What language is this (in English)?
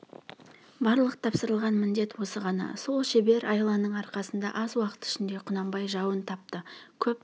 Kazakh